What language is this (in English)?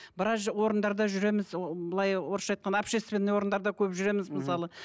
Kazakh